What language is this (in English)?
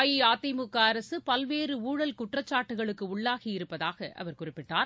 Tamil